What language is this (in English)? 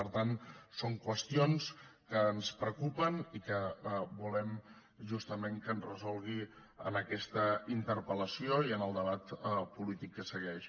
Catalan